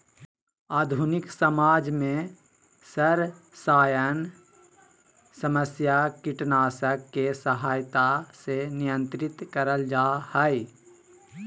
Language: Magahi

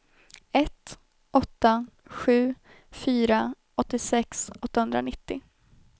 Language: Swedish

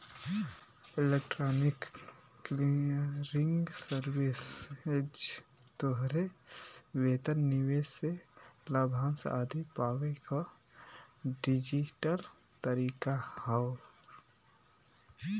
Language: Bhojpuri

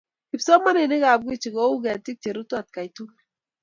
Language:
Kalenjin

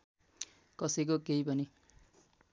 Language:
Nepali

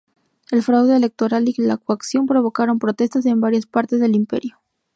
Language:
Spanish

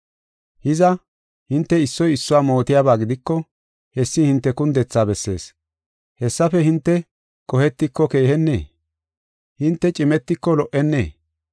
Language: Gofa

